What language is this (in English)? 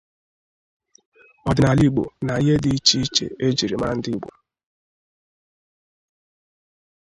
Igbo